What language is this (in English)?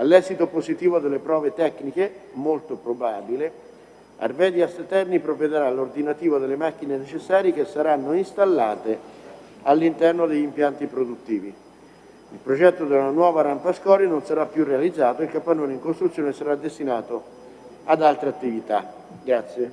Italian